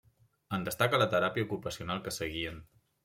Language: Catalan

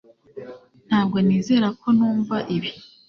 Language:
Kinyarwanda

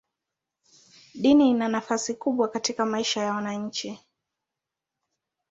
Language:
Swahili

